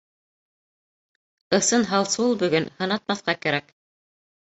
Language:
Bashkir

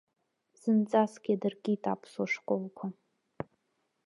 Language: Abkhazian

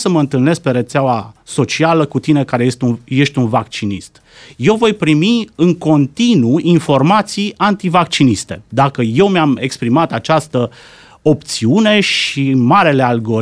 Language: Romanian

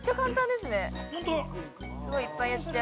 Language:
Japanese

